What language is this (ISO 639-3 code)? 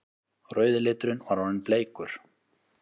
isl